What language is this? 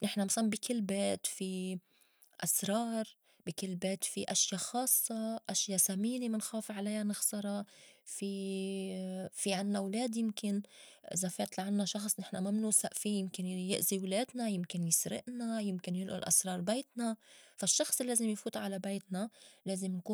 North Levantine Arabic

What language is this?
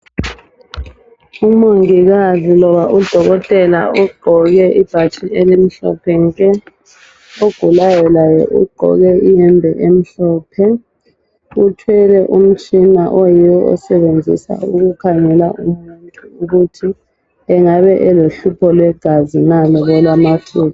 North Ndebele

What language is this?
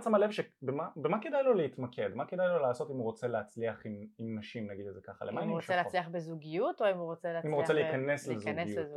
Hebrew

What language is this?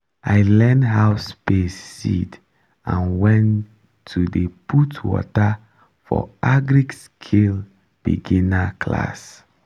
Nigerian Pidgin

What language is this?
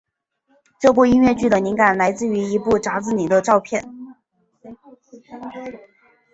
Chinese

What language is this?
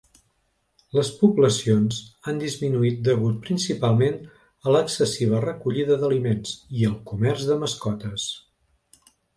Catalan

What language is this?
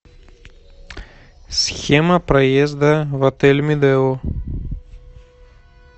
Russian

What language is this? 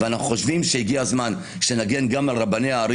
Hebrew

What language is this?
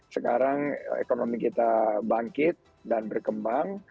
Indonesian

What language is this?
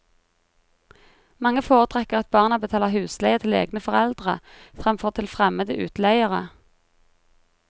Norwegian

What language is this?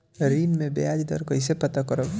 Bhojpuri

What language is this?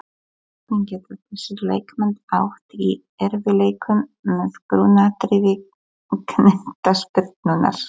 Icelandic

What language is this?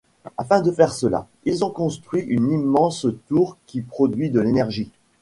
French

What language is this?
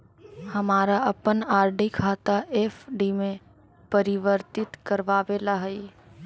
Magahi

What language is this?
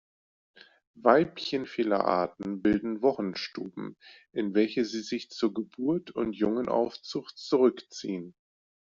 German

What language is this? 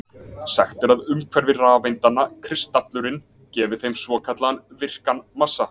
Icelandic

